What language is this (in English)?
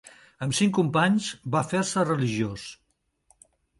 Catalan